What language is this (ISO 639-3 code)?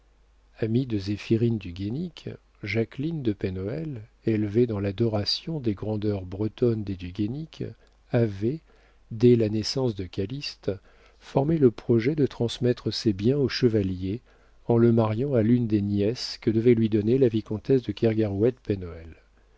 fra